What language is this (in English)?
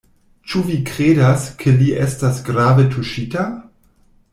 Esperanto